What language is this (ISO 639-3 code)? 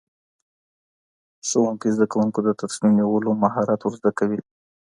pus